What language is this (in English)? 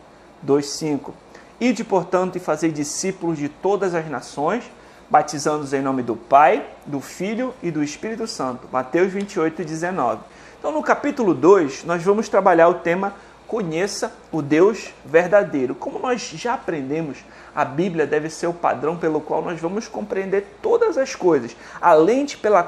Portuguese